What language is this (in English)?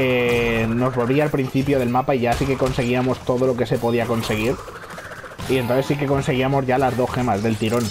Spanish